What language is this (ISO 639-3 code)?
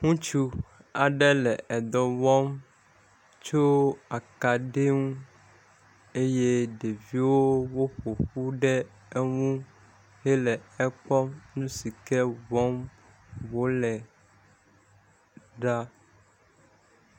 ewe